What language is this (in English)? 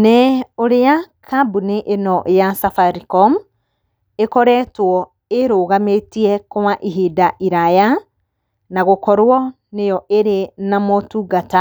Kikuyu